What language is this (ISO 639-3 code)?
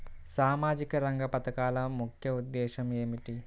tel